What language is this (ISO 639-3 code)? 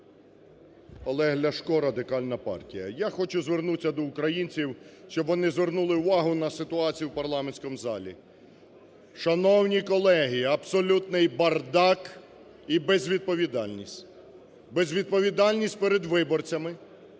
ukr